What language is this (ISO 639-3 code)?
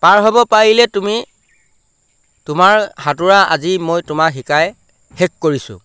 asm